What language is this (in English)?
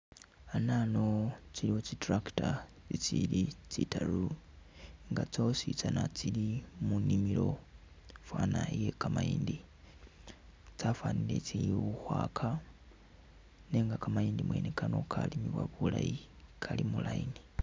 Masaaba